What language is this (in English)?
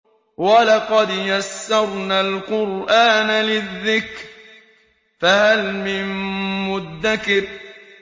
Arabic